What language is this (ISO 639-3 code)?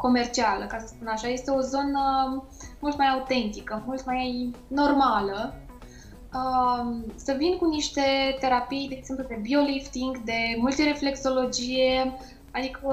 ron